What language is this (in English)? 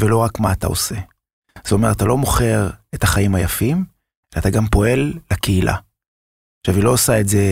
Hebrew